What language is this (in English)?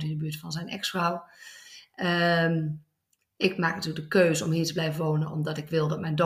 Dutch